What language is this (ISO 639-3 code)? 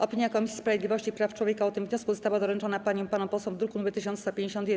pol